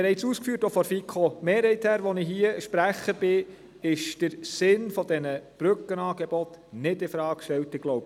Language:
Swiss German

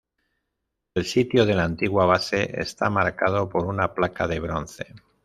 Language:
Spanish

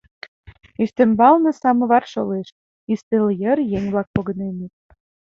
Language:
Mari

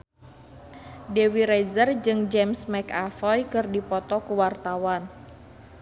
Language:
Sundanese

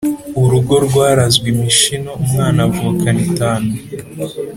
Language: Kinyarwanda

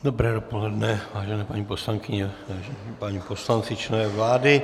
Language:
Czech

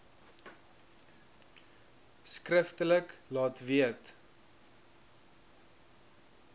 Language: Afrikaans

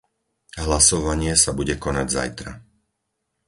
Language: Slovak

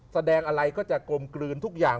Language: Thai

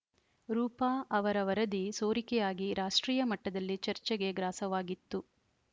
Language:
Kannada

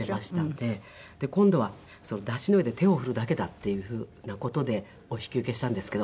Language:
Japanese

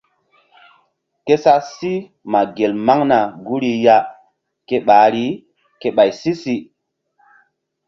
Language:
Mbum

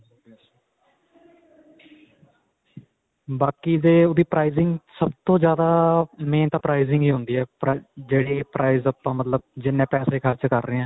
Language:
Punjabi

